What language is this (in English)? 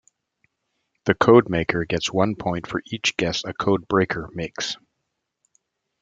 English